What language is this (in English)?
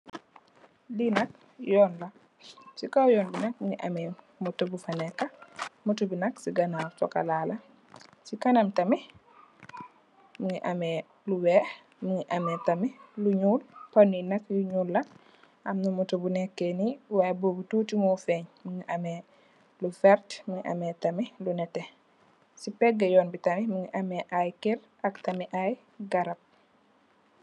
Wolof